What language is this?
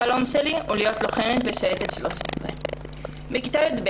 Hebrew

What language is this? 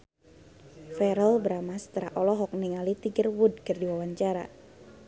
Sundanese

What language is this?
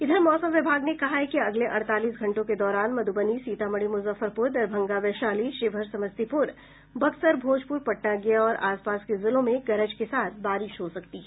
Hindi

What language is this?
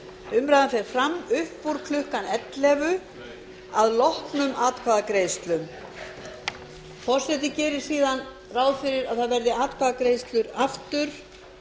Icelandic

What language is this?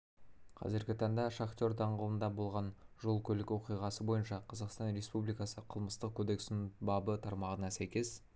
Kazakh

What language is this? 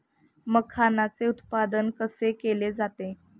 Marathi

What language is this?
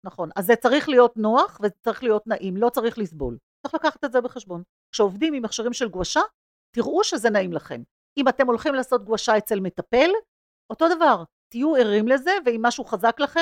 Hebrew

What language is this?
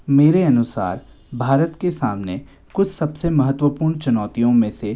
Hindi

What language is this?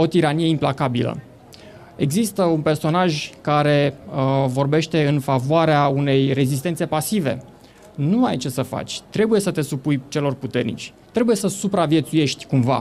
Romanian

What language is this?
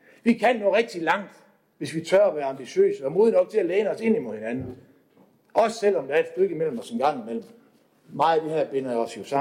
Danish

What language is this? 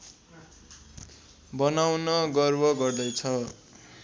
Nepali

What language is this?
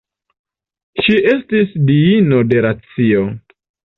Esperanto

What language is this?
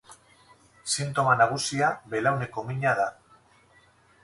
Basque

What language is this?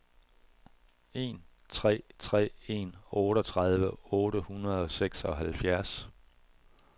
Danish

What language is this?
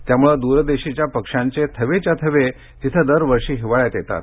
Marathi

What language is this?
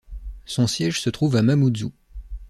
French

